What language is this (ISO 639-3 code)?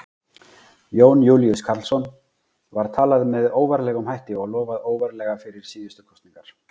isl